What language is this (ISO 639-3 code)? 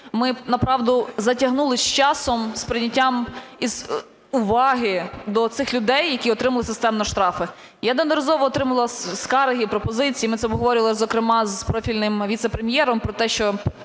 ukr